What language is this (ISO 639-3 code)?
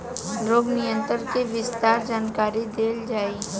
bho